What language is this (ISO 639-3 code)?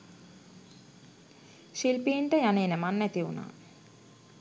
sin